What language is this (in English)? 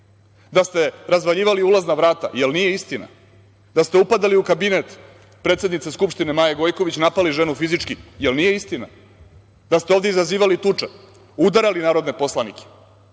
Serbian